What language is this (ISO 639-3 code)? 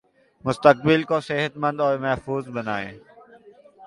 urd